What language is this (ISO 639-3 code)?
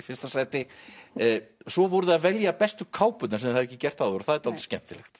isl